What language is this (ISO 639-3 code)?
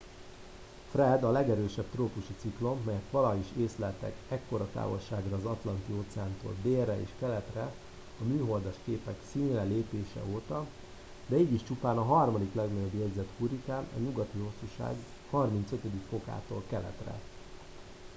hun